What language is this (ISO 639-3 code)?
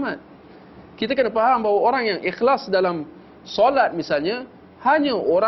msa